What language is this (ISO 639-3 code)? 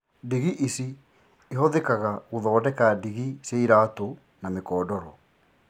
kik